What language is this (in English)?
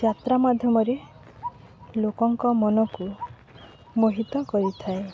Odia